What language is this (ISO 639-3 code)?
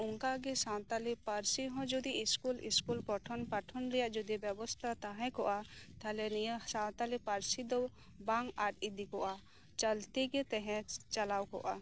sat